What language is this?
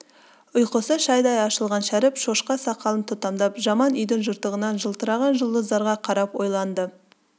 Kazakh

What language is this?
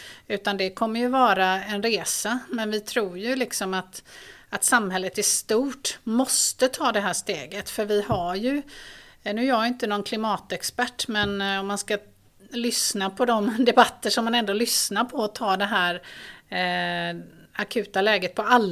Swedish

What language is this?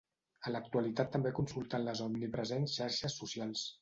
Catalan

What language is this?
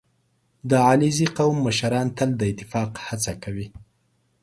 Pashto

